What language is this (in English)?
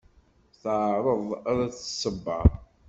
Kabyle